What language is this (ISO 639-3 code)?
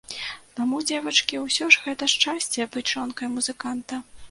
bel